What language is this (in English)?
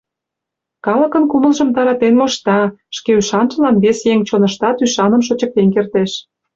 Mari